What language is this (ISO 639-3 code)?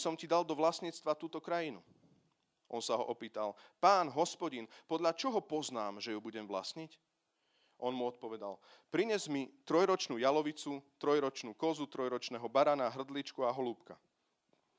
slk